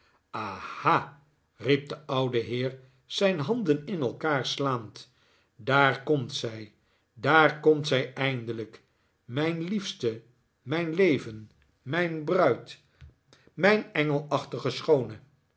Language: Dutch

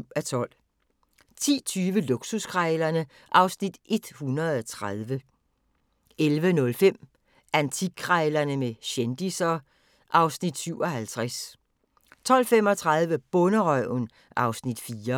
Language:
Danish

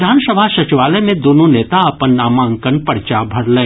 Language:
Maithili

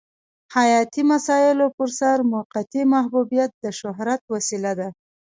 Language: Pashto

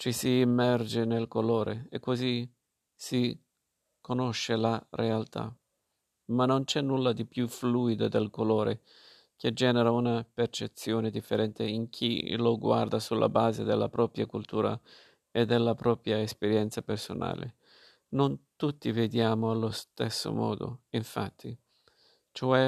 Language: Italian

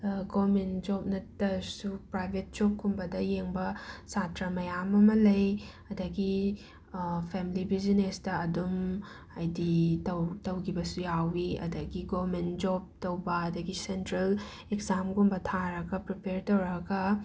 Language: Manipuri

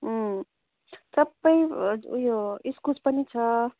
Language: Nepali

